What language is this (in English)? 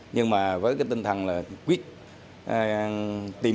Vietnamese